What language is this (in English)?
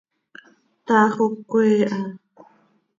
Seri